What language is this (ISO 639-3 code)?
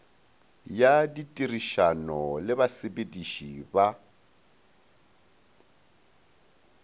nso